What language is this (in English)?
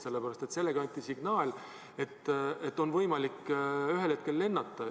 Estonian